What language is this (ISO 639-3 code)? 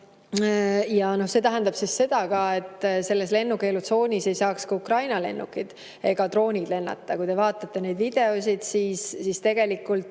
est